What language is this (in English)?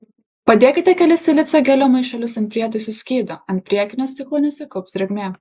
Lithuanian